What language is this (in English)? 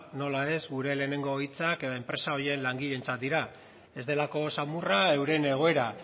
Basque